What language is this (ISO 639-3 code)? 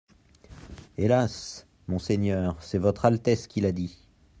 fra